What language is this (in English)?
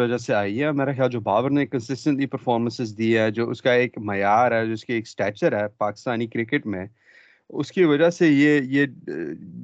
Urdu